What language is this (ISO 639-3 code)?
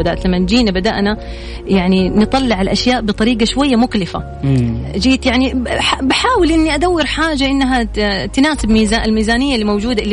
ara